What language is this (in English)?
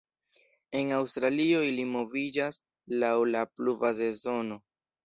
Esperanto